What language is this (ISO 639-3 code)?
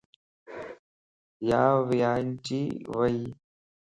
lss